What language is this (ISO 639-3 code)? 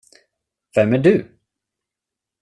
swe